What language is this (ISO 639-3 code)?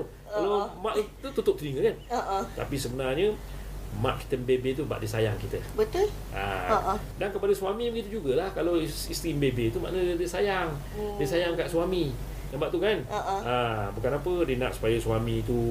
msa